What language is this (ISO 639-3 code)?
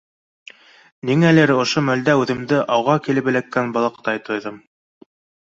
bak